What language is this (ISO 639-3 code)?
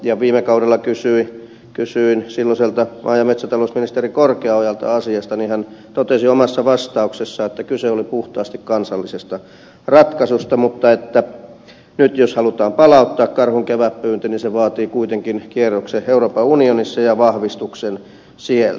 fin